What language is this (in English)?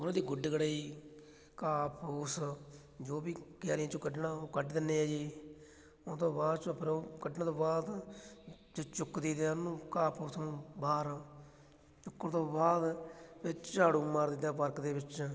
Punjabi